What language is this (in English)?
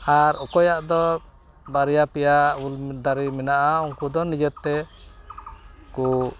Santali